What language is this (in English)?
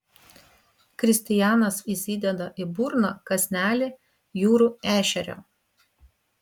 Lithuanian